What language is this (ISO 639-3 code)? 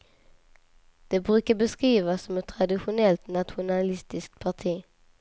swe